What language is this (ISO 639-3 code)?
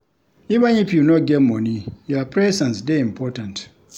pcm